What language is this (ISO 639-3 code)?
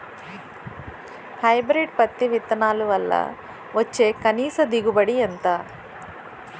tel